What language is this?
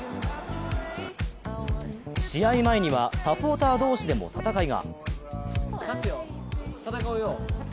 Japanese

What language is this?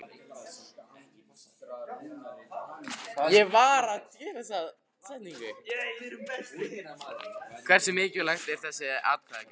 Icelandic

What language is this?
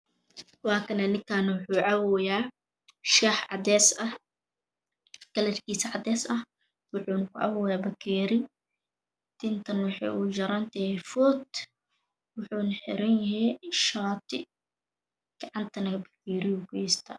Somali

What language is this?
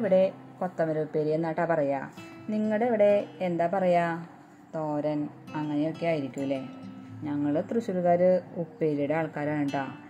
Thai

